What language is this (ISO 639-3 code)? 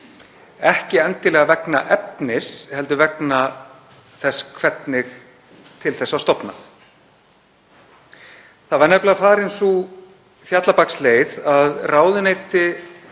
isl